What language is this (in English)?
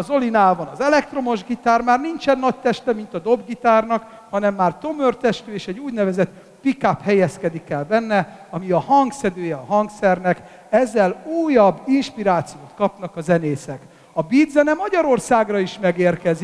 Hungarian